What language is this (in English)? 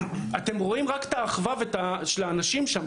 Hebrew